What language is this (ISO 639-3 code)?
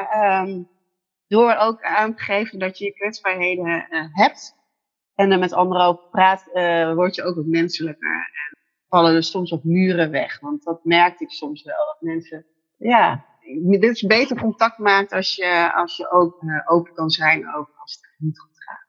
nld